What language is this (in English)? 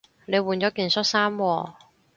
Cantonese